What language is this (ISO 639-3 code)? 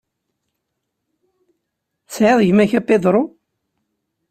kab